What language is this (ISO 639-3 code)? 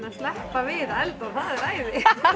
isl